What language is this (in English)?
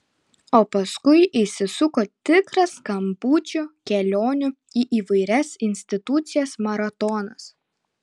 Lithuanian